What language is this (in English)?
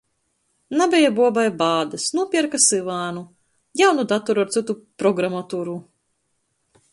Latgalian